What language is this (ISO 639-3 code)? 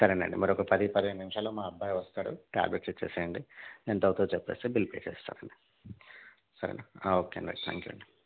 tel